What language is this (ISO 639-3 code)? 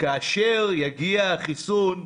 heb